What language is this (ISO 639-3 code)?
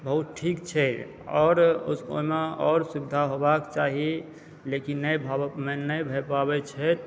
mai